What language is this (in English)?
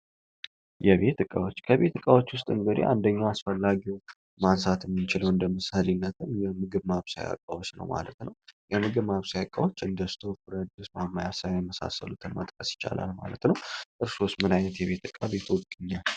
Amharic